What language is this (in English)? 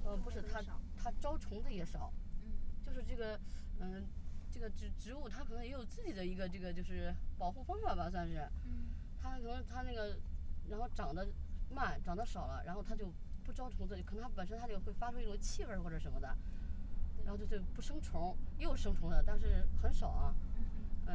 Chinese